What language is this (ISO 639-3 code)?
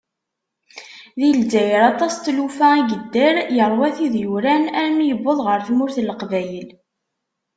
kab